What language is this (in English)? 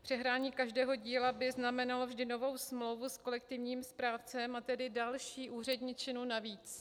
Czech